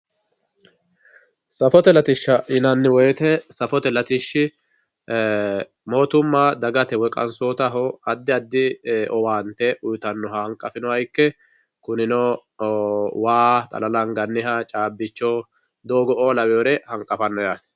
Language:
Sidamo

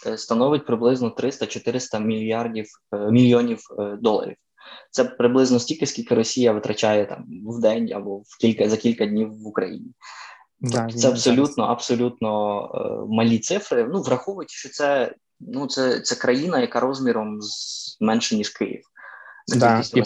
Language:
Ukrainian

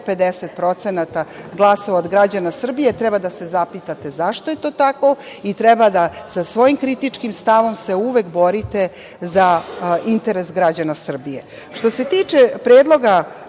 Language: Serbian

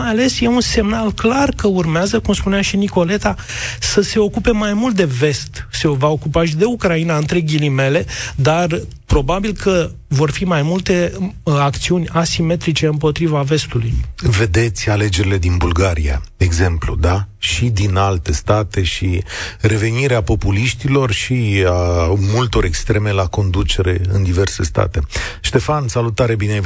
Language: Romanian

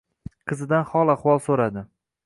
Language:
Uzbek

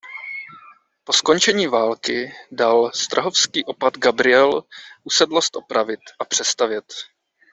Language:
Czech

